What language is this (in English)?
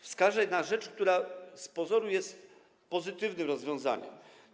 Polish